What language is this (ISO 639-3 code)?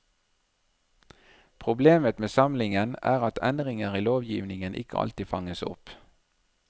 nor